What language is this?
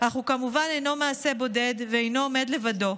Hebrew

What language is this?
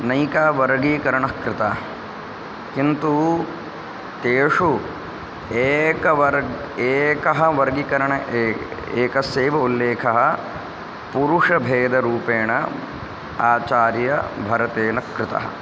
Sanskrit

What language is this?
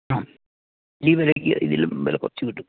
Malayalam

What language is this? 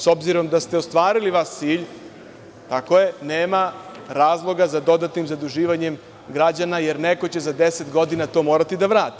Serbian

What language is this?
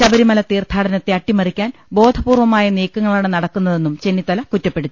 Malayalam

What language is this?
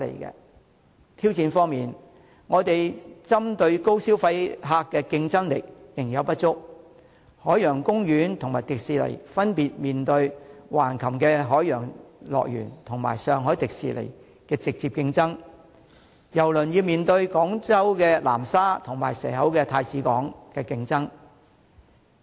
Cantonese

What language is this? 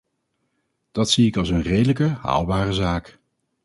Dutch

